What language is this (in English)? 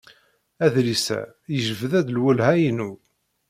Kabyle